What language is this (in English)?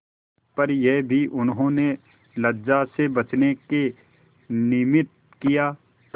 Hindi